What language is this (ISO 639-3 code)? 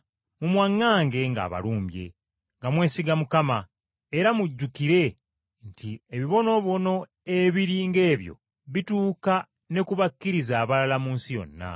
lug